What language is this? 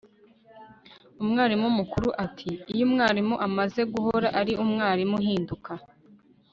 Kinyarwanda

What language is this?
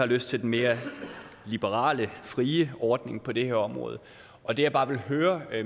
Danish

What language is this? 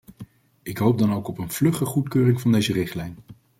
Dutch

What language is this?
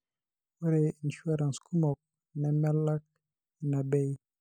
Masai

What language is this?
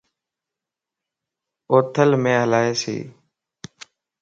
Lasi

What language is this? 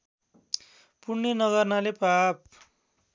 Nepali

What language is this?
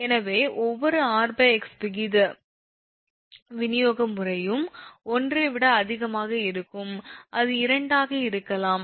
Tamil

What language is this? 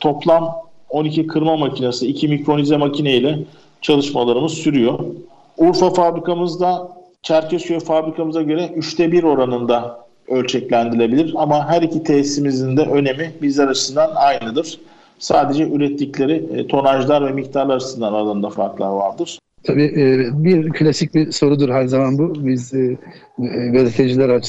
Turkish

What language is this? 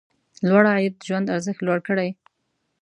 Pashto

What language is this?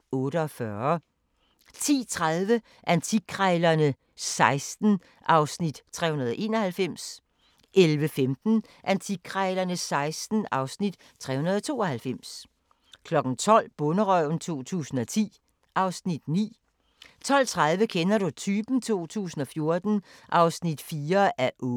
Danish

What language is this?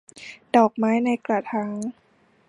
Thai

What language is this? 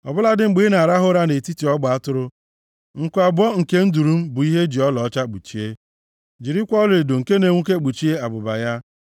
Igbo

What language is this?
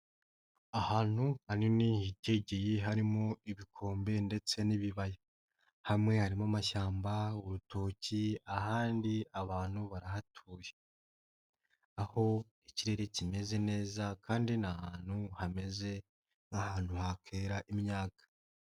Kinyarwanda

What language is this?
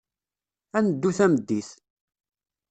Kabyle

